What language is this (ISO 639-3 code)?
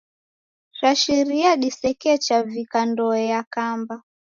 dav